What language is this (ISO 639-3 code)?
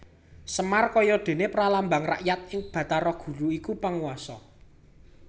jav